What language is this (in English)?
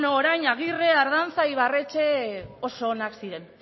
Basque